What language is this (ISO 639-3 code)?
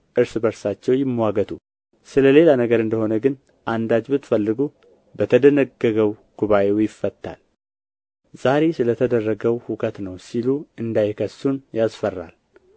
amh